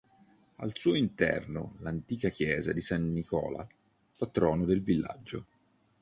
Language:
Italian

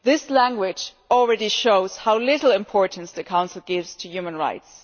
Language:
English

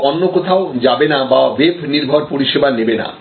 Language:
Bangla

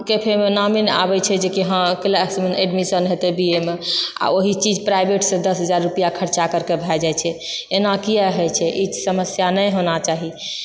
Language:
Maithili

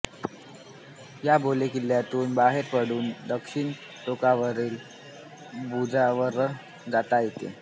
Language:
Marathi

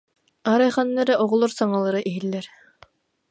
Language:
Yakut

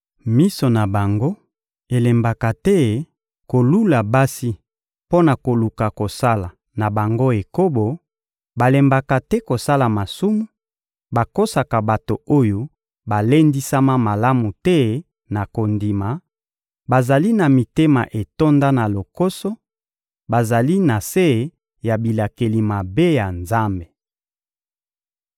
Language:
Lingala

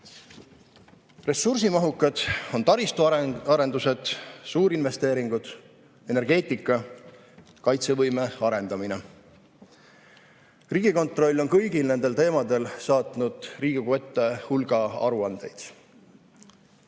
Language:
Estonian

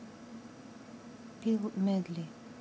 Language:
Russian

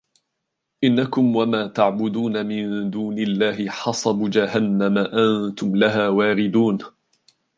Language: Arabic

